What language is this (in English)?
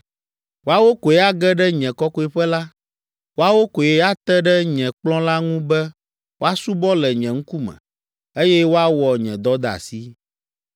Ewe